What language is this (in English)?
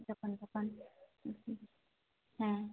Santali